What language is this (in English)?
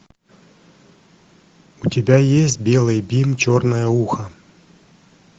Russian